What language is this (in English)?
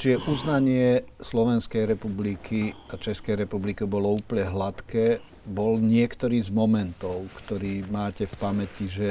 Slovak